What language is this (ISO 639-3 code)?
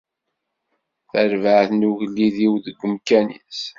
kab